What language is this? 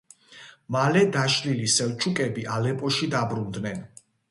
Georgian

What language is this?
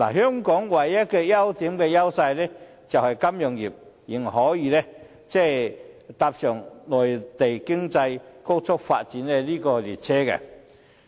Cantonese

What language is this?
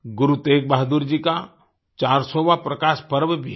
Hindi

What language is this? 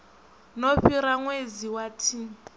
Venda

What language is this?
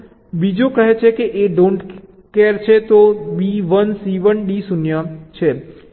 Gujarati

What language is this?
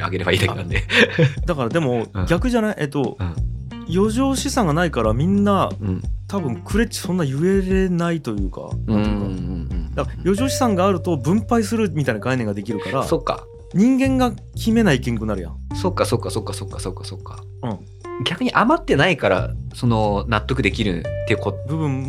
Japanese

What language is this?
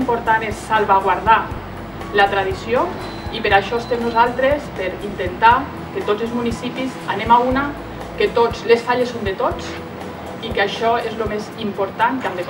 Spanish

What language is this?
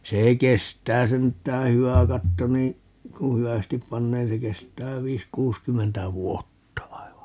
Finnish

